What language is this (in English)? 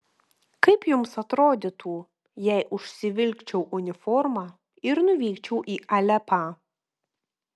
Lithuanian